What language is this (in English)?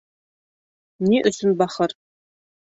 Bashkir